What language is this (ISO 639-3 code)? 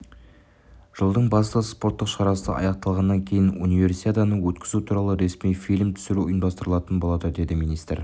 kaz